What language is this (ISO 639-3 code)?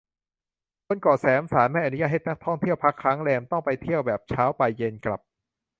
tha